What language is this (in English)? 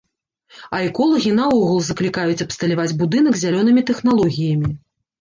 Belarusian